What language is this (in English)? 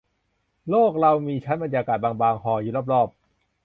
Thai